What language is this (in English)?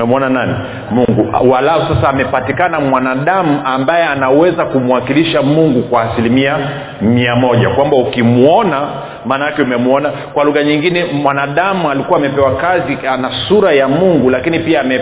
Swahili